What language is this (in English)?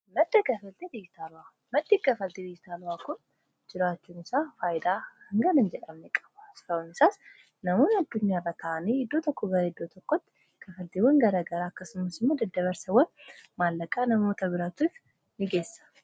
Oromo